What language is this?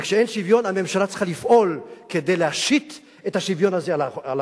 Hebrew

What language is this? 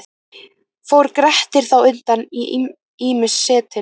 Icelandic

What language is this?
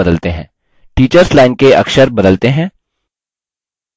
Hindi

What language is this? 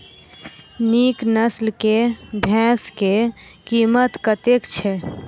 Maithili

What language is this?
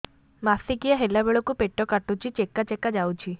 Odia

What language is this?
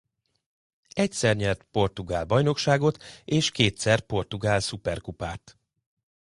Hungarian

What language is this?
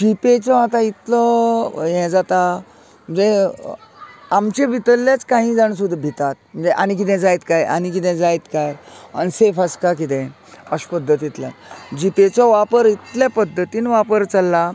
Konkani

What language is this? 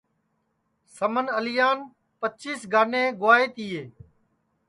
Sansi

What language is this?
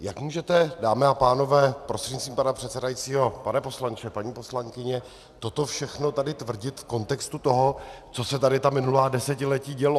Czech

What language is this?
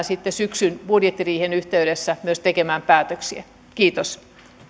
Finnish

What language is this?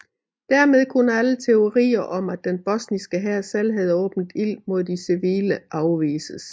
Danish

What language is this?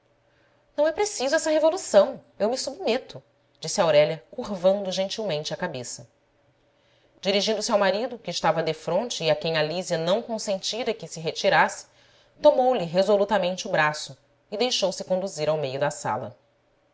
Portuguese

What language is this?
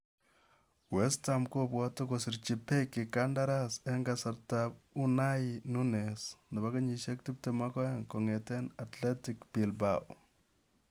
Kalenjin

